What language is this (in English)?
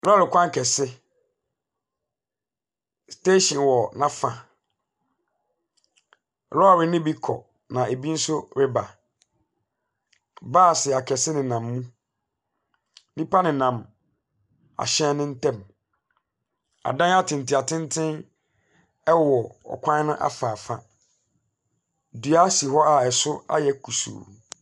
Akan